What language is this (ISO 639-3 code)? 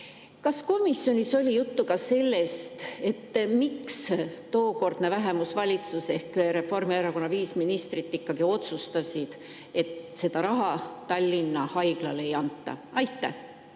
est